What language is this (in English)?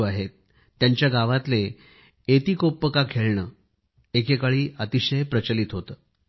Marathi